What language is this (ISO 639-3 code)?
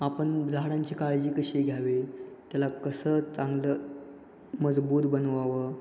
mar